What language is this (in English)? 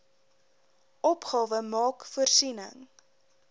Afrikaans